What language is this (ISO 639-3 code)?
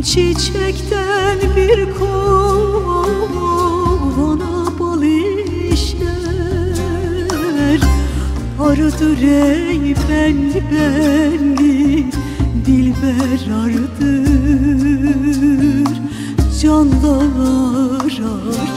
tur